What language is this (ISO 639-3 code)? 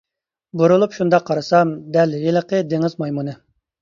uig